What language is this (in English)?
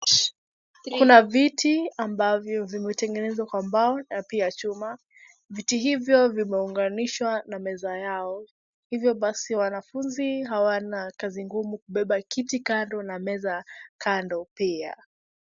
Swahili